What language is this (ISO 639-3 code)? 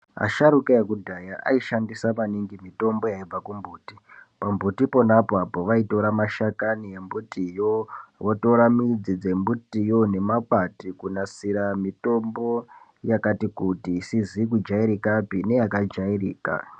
ndc